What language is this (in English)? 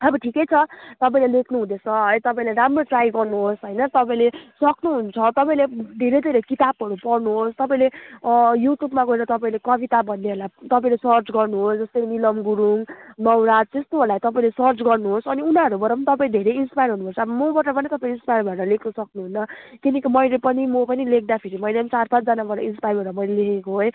Nepali